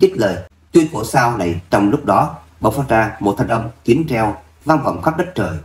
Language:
Vietnamese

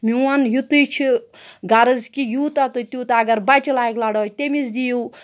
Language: Kashmiri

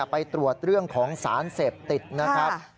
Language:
Thai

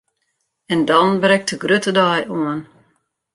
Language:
Western Frisian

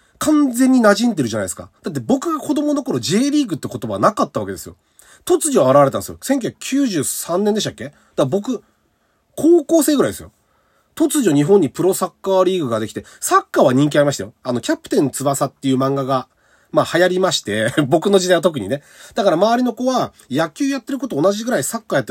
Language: Japanese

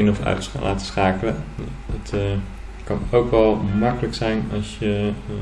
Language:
Dutch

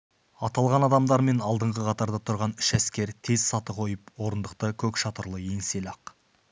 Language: Kazakh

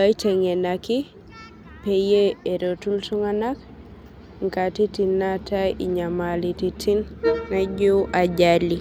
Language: Masai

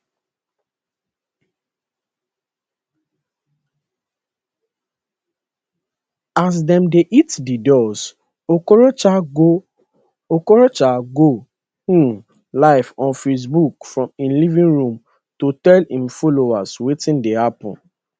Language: Nigerian Pidgin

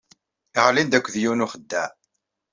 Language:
Kabyle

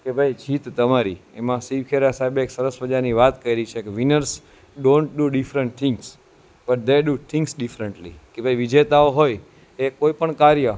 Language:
Gujarati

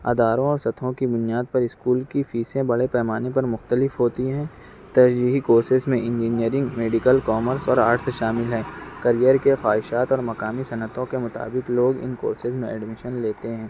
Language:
Urdu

